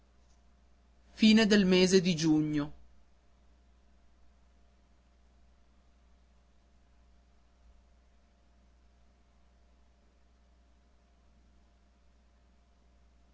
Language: Italian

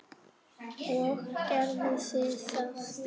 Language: Icelandic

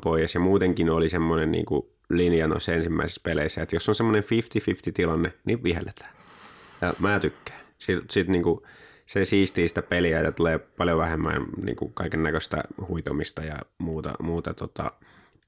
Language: Finnish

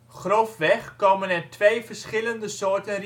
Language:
Dutch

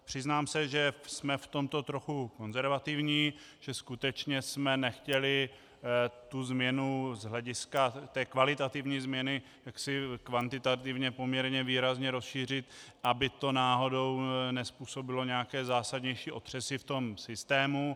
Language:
Czech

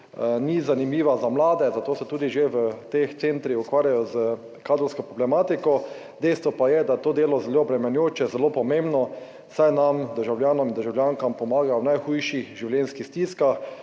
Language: Slovenian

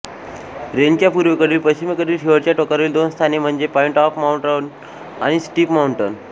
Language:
Marathi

